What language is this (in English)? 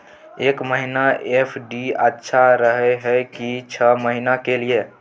Maithili